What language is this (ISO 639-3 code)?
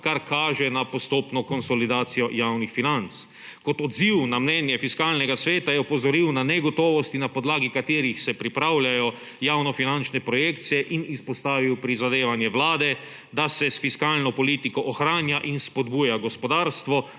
slv